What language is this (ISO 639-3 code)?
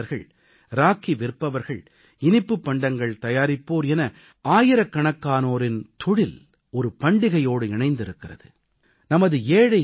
tam